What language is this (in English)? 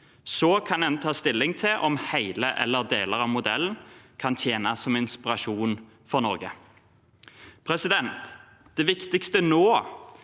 Norwegian